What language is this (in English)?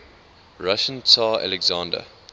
English